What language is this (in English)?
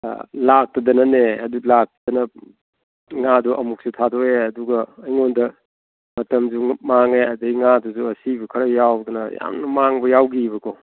Manipuri